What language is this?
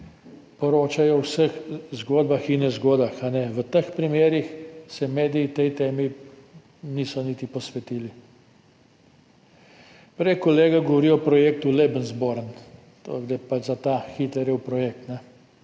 Slovenian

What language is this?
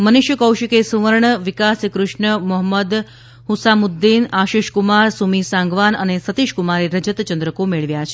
Gujarati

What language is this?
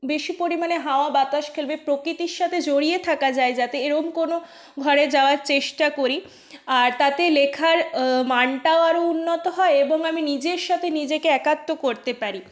Bangla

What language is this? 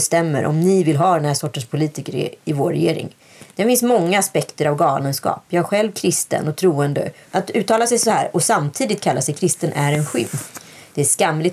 Swedish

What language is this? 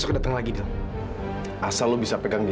Indonesian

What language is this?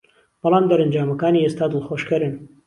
Central Kurdish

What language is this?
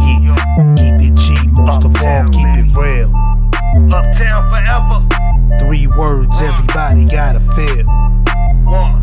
English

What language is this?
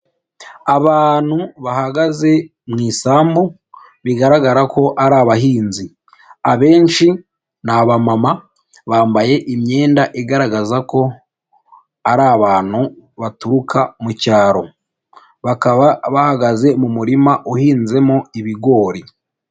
Kinyarwanda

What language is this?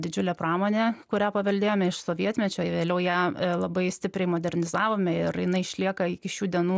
Lithuanian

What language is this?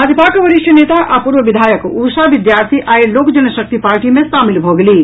Maithili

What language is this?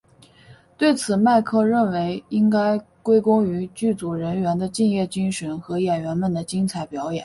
Chinese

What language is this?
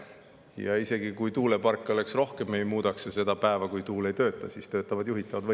Estonian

